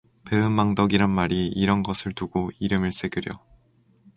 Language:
Korean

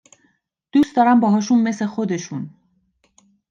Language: Persian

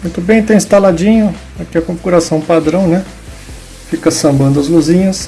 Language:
Portuguese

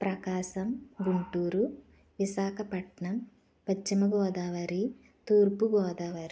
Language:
Telugu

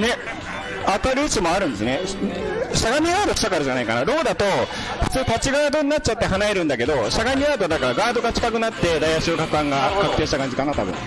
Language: Japanese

